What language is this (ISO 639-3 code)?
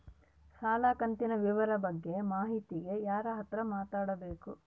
kan